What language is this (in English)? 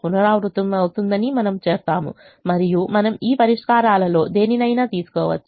Telugu